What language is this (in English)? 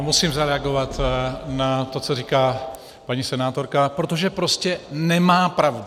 Czech